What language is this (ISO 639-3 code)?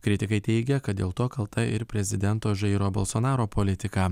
lit